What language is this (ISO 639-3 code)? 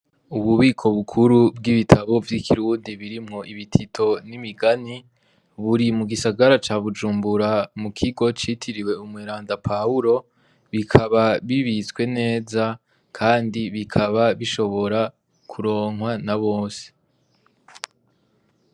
run